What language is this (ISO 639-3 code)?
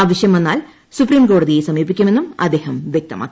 mal